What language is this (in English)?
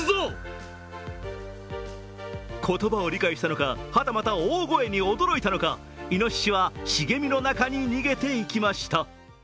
Japanese